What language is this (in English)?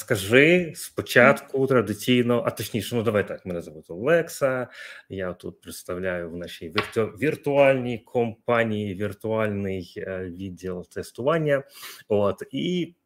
Ukrainian